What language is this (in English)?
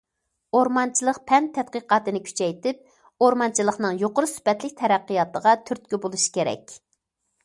Uyghur